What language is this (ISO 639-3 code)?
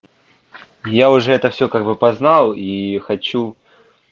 rus